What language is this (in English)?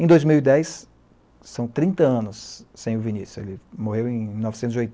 Portuguese